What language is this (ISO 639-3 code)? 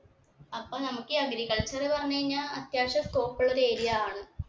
mal